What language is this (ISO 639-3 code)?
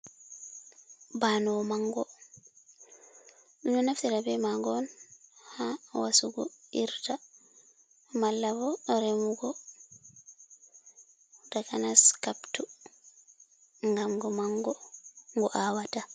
ful